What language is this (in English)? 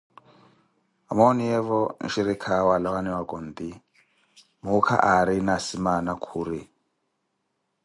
Koti